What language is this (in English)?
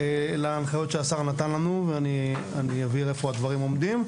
Hebrew